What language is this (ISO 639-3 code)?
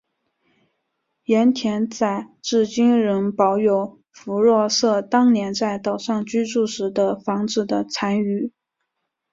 zho